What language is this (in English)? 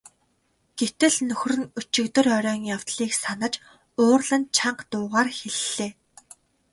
Mongolian